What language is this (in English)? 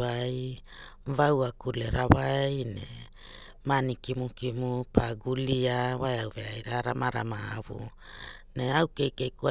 Hula